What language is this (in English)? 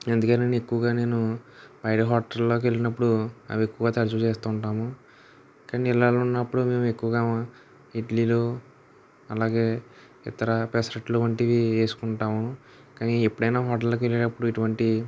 Telugu